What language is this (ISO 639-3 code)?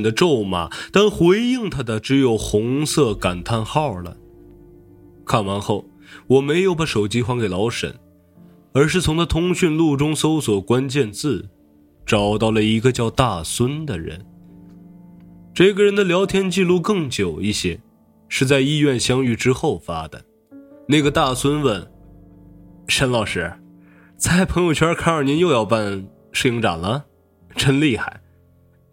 zho